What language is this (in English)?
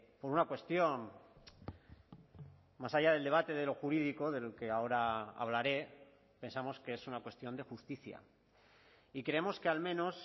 Spanish